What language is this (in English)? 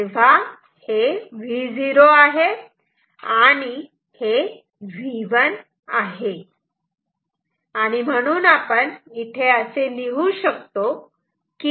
Marathi